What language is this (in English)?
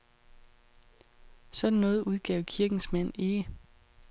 Danish